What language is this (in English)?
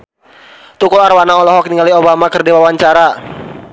Sundanese